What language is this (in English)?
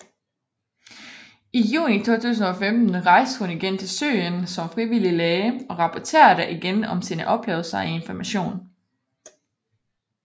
Danish